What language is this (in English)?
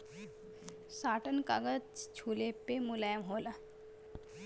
Bhojpuri